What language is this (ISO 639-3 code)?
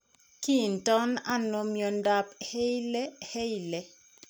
kln